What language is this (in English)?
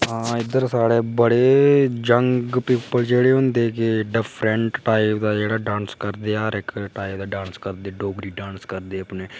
Dogri